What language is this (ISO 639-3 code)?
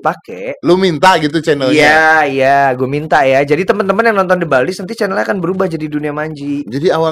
ind